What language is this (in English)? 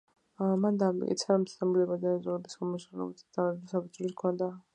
Georgian